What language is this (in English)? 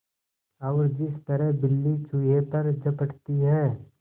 Hindi